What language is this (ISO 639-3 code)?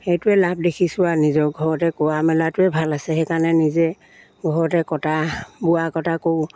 asm